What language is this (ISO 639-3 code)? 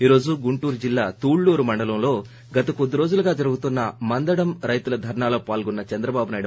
tel